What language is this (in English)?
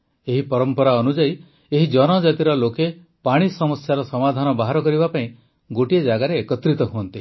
Odia